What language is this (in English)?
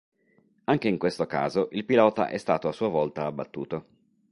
Italian